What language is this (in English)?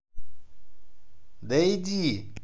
Russian